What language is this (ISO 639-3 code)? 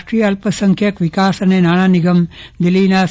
guj